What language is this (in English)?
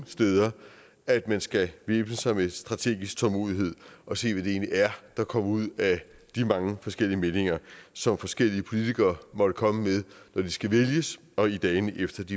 Danish